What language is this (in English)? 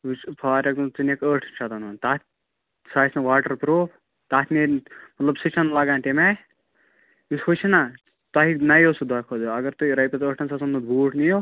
Kashmiri